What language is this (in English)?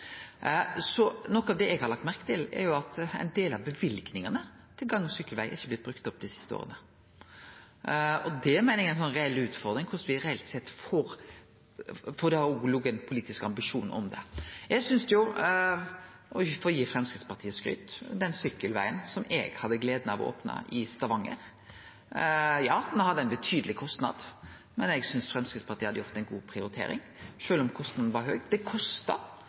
Norwegian Nynorsk